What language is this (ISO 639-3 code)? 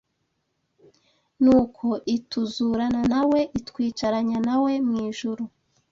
kin